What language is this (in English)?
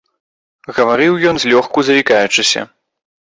Belarusian